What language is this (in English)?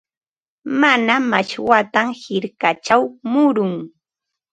Ambo-Pasco Quechua